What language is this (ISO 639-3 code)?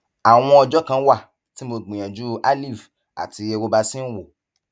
yor